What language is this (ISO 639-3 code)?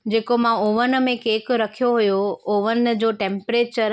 snd